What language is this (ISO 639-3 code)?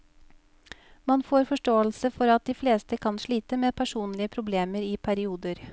nor